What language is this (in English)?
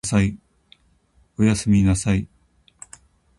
Japanese